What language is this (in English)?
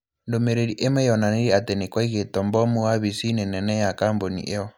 Kikuyu